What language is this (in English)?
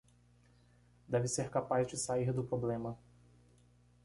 Portuguese